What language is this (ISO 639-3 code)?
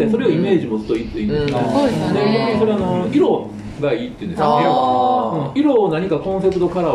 jpn